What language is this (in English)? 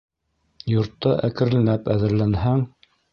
Bashkir